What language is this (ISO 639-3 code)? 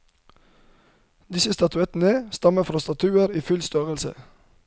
nor